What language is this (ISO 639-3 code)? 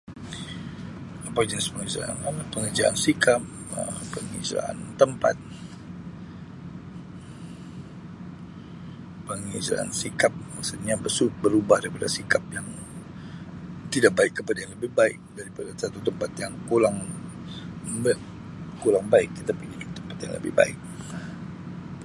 msi